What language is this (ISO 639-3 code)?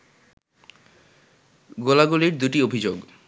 ben